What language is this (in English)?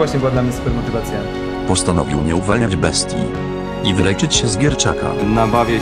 Polish